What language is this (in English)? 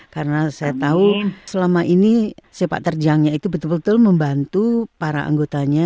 Indonesian